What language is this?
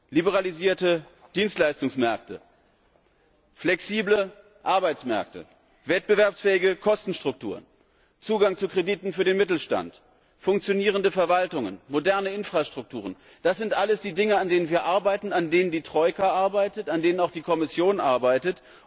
German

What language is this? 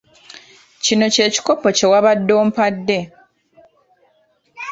Ganda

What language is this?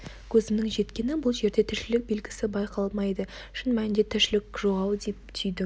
Kazakh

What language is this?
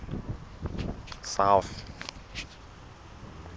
Southern Sotho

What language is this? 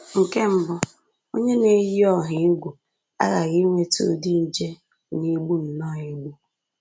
Igbo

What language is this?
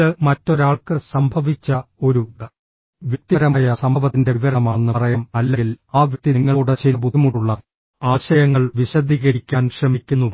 Malayalam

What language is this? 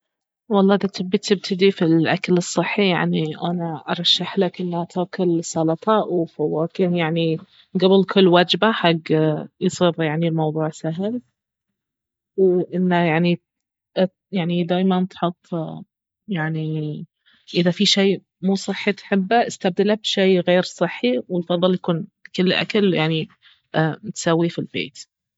Baharna Arabic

